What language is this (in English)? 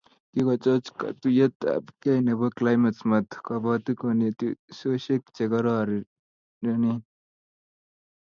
Kalenjin